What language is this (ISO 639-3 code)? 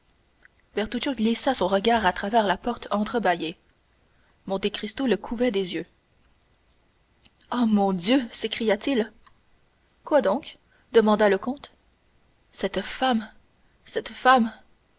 fra